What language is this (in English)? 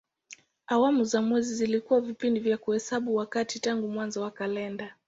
Swahili